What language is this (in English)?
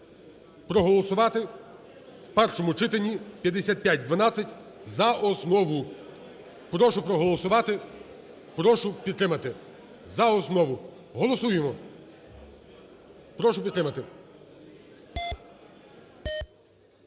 Ukrainian